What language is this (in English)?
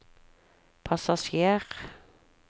Norwegian